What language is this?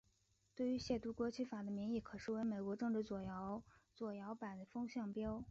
Chinese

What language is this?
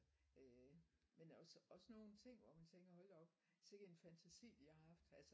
Danish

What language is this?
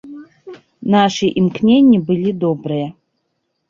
Belarusian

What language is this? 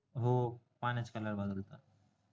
Marathi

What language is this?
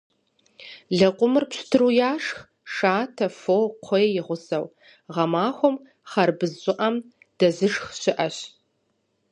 Kabardian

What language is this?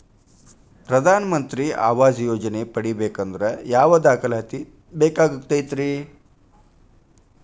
Kannada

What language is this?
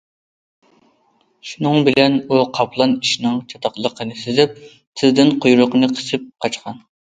Uyghur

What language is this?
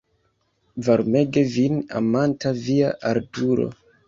Esperanto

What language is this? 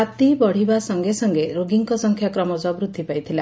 Odia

